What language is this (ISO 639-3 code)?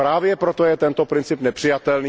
ces